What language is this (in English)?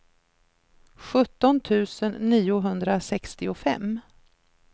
Swedish